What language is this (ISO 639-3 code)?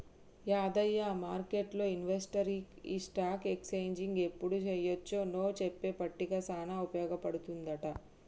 tel